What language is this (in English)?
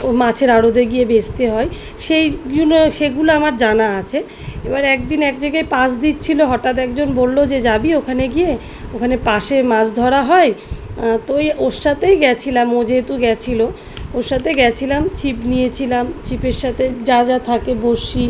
Bangla